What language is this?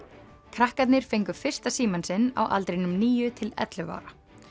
Icelandic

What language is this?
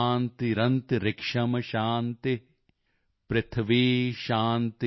Punjabi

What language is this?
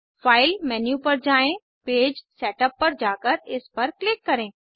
Hindi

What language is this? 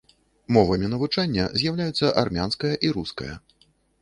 Belarusian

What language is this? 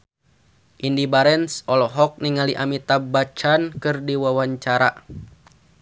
Sundanese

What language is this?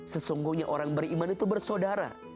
Indonesian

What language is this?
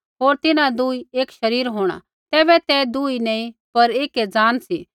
Kullu Pahari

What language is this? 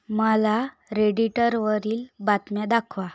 Marathi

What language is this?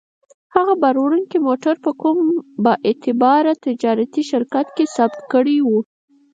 Pashto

